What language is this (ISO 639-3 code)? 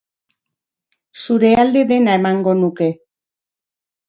eus